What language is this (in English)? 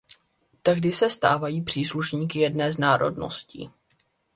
Czech